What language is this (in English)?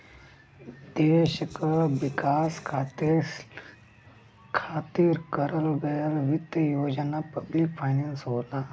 Bhojpuri